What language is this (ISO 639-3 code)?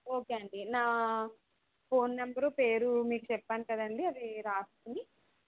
tel